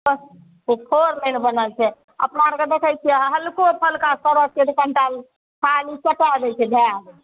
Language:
Maithili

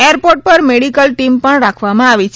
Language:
Gujarati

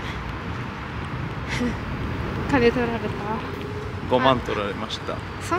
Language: Japanese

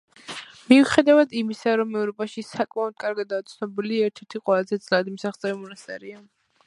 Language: Georgian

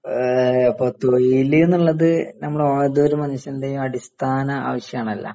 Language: Malayalam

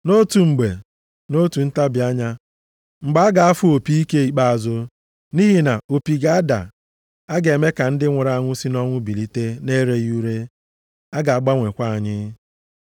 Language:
Igbo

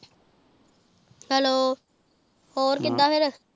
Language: Punjabi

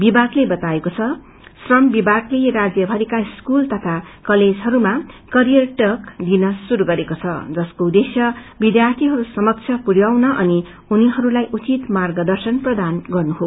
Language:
Nepali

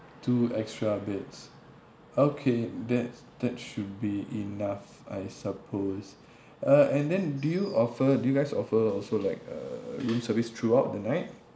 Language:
English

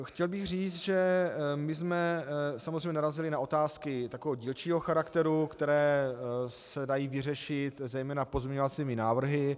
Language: Czech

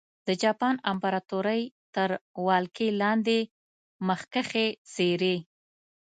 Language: Pashto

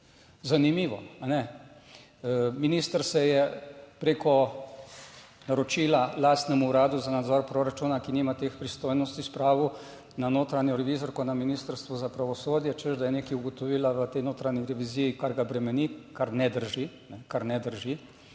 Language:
Slovenian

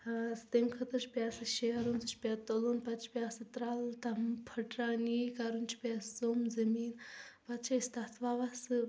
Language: Kashmiri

